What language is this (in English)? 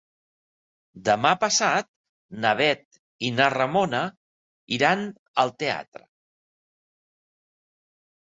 Catalan